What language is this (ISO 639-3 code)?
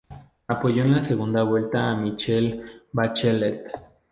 spa